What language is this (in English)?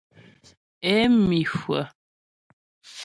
Ghomala